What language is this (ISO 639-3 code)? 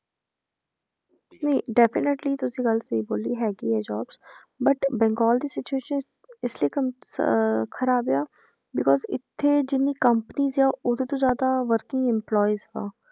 pan